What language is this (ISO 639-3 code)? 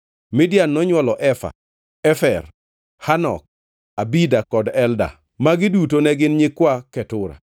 luo